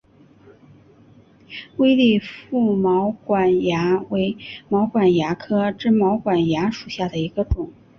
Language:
Chinese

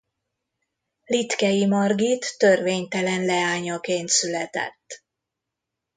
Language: Hungarian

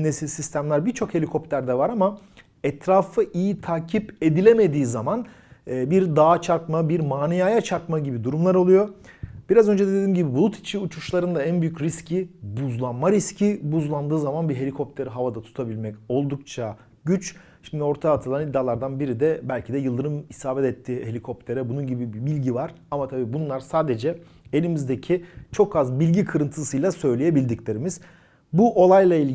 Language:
Turkish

